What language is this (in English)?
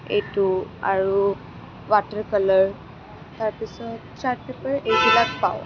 Assamese